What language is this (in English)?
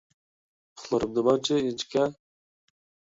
Uyghur